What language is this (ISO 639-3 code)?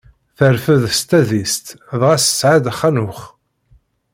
kab